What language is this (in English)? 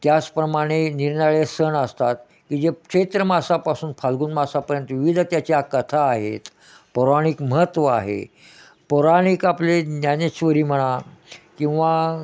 Marathi